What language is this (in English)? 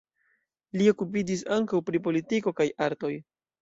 Esperanto